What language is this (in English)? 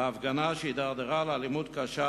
Hebrew